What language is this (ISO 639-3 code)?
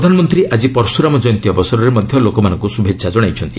ori